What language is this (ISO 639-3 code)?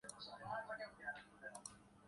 urd